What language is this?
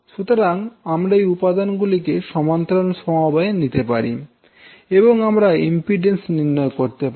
Bangla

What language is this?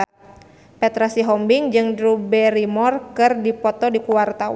Sundanese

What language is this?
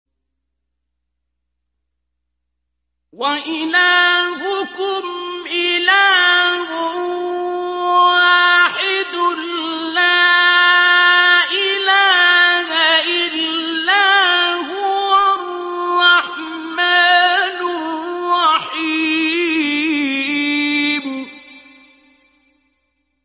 Arabic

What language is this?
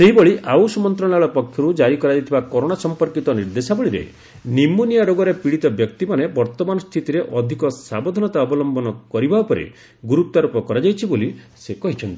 Odia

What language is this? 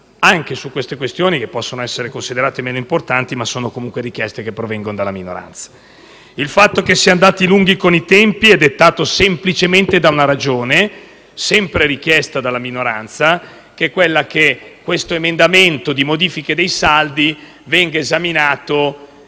Italian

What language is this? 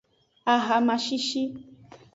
Aja (Benin)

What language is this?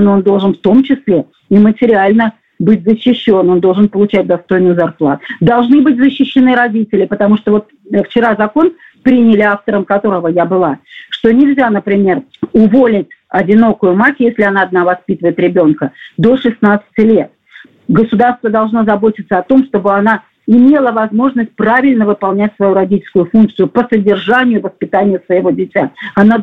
Russian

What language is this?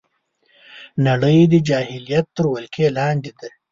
Pashto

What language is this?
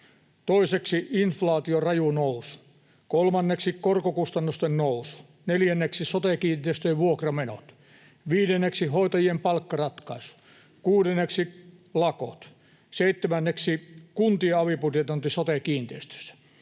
Finnish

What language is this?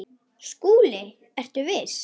Icelandic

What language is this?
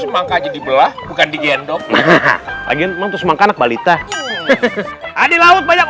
Indonesian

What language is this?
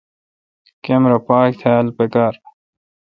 Kalkoti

